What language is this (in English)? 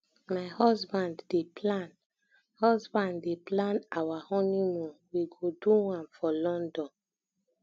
Nigerian Pidgin